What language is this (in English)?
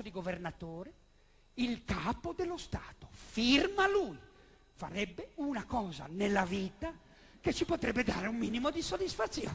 Italian